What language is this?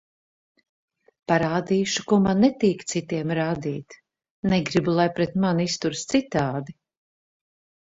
Latvian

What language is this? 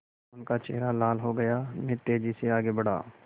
Hindi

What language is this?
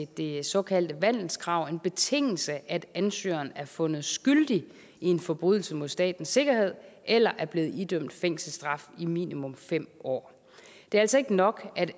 Danish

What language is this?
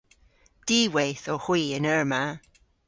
Cornish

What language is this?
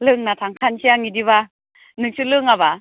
Bodo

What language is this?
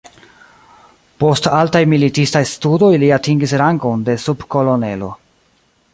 Esperanto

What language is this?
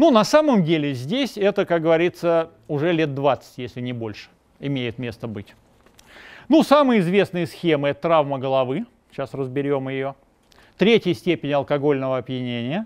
Russian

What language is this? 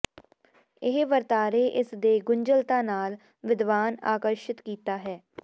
Punjabi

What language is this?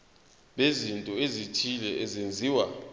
Zulu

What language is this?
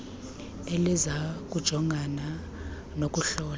Xhosa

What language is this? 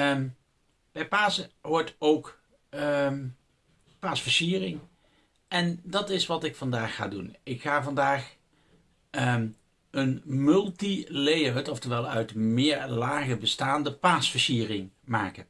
Dutch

